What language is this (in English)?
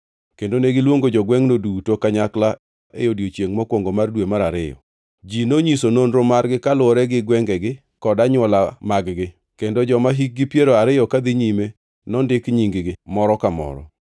Luo (Kenya and Tanzania)